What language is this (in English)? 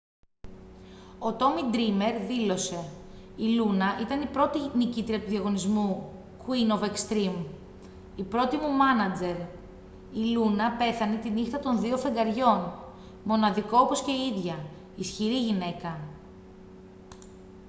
Greek